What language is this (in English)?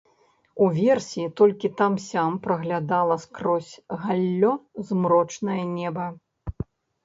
Belarusian